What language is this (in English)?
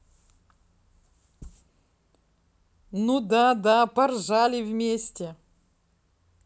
Russian